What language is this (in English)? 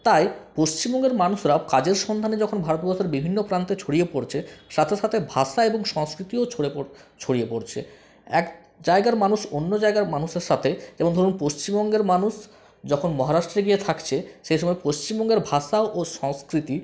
Bangla